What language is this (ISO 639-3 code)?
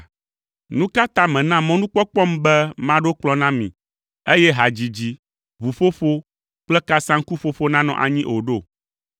ewe